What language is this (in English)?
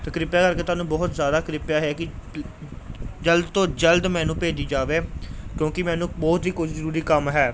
Punjabi